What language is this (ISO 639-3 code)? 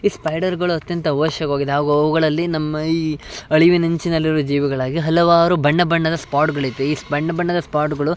kan